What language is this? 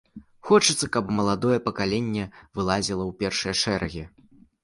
Belarusian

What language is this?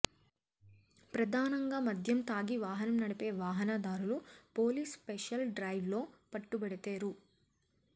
Telugu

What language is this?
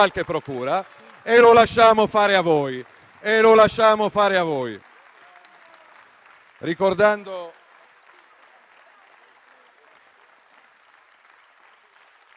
Italian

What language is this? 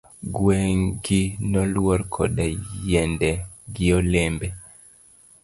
Luo (Kenya and Tanzania)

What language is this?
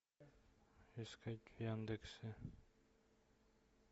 Russian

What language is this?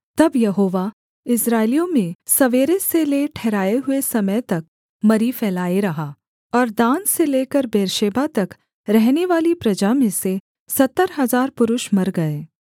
Hindi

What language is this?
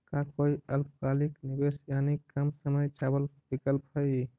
Magahi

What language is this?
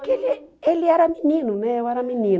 Portuguese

